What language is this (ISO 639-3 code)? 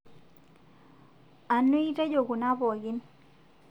mas